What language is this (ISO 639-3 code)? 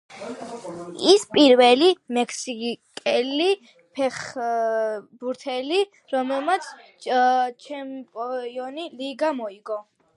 kat